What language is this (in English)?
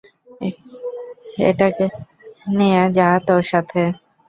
Bangla